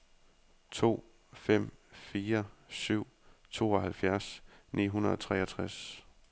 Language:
Danish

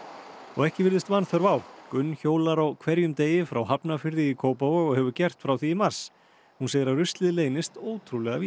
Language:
Icelandic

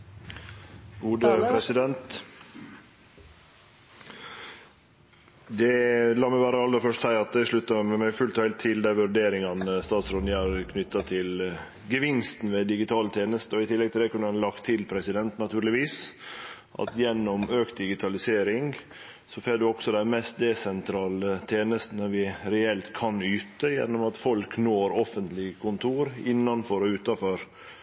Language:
Norwegian Nynorsk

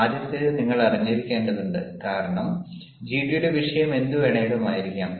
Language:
Malayalam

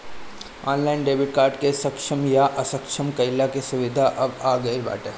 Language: Bhojpuri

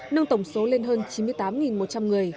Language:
Vietnamese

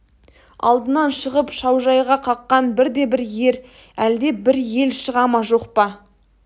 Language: Kazakh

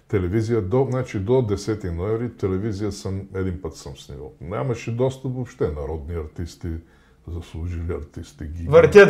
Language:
Bulgarian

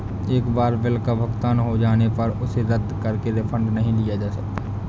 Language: Hindi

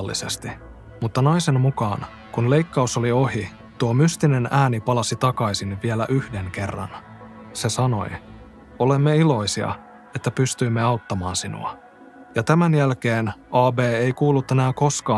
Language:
Finnish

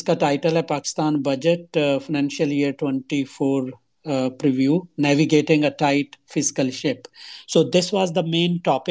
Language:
Urdu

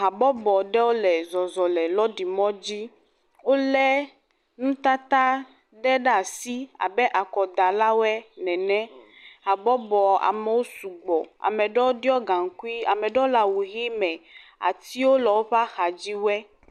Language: Ewe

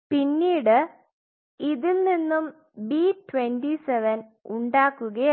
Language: Malayalam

